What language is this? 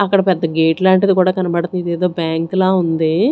Telugu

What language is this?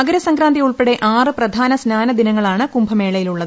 Malayalam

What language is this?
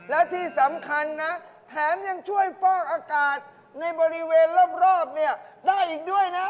Thai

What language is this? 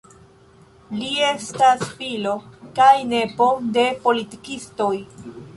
Esperanto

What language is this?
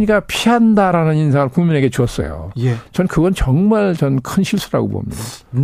Korean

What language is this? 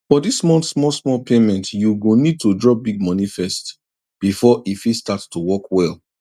Nigerian Pidgin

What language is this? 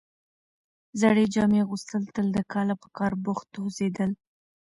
Pashto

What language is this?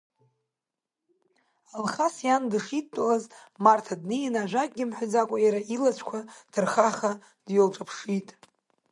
Abkhazian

